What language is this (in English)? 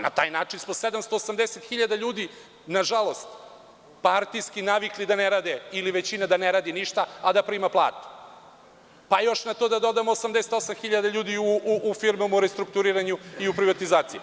Serbian